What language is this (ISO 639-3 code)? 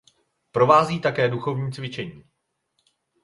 ces